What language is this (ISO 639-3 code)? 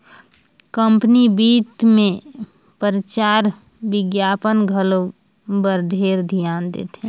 hne